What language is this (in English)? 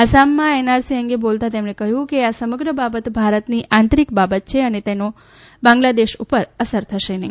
Gujarati